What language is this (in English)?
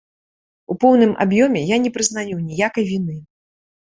Belarusian